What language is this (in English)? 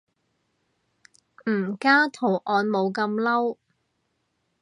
Cantonese